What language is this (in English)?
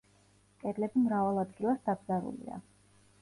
Georgian